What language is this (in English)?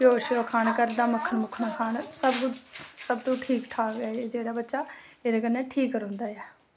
Dogri